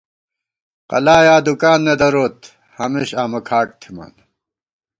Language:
Gawar-Bati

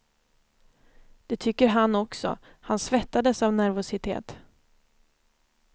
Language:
Swedish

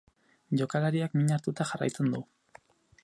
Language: Basque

